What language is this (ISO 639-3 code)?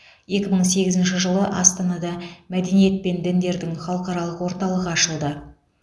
kaz